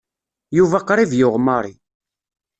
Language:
Kabyle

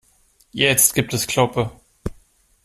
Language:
German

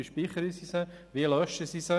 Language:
Swiss German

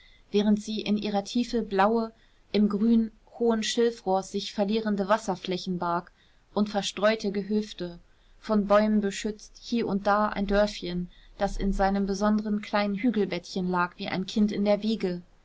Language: German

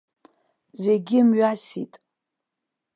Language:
Abkhazian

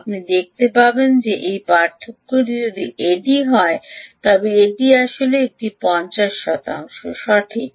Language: Bangla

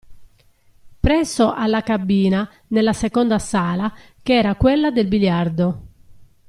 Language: Italian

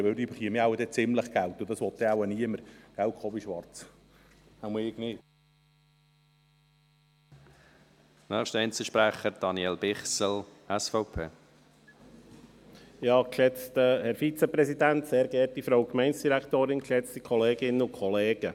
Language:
Swiss German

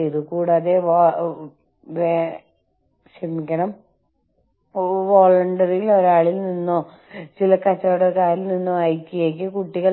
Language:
Malayalam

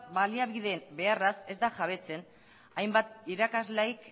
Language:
Basque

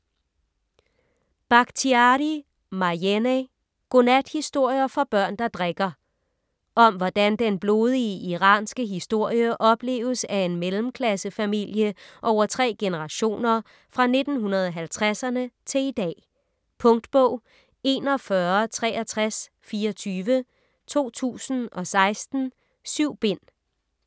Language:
Danish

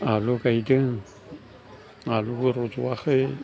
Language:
Bodo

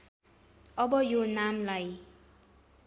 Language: Nepali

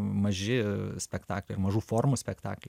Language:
Lithuanian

